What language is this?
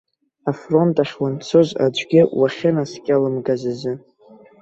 Abkhazian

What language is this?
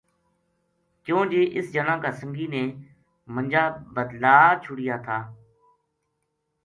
Gujari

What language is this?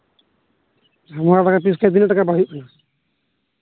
Santali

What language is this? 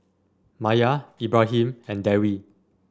English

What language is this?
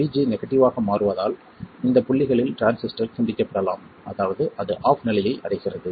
Tamil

